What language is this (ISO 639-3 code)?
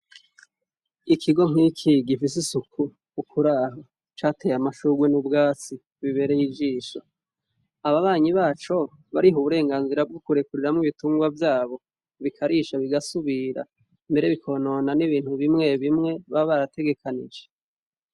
run